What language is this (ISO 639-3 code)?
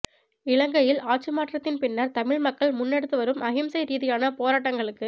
tam